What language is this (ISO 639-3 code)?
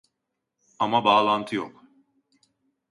tur